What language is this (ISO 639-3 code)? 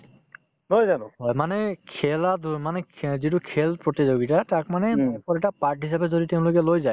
asm